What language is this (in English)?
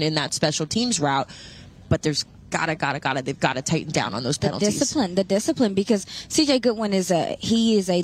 English